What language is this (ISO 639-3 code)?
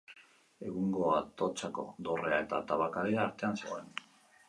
eus